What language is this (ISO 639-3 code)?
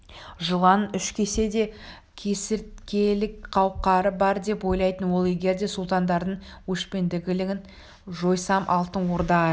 kaz